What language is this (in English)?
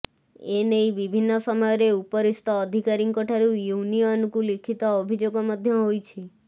Odia